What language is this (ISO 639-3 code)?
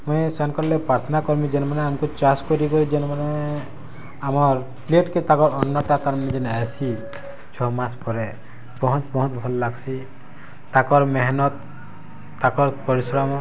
ori